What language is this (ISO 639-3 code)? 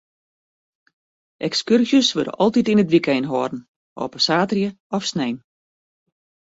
fry